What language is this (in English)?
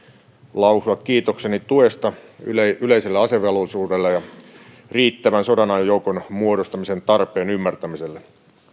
Finnish